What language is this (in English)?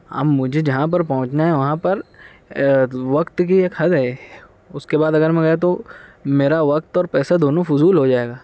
Urdu